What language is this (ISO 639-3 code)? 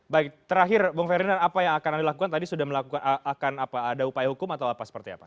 ind